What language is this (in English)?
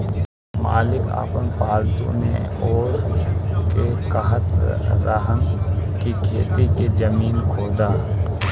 Bhojpuri